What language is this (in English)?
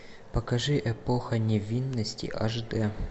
Russian